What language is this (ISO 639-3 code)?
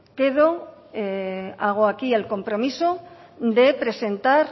spa